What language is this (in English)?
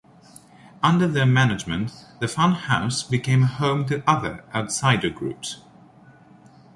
English